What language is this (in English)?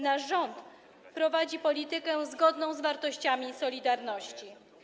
Polish